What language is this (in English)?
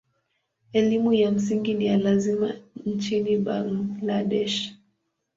Swahili